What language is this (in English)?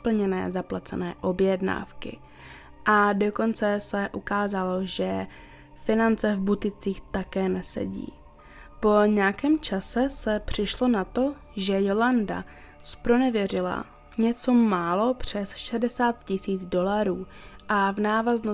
Czech